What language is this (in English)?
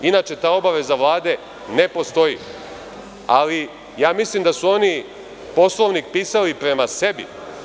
Serbian